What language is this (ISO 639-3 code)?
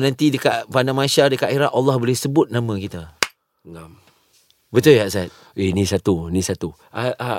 msa